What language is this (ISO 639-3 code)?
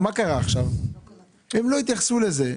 heb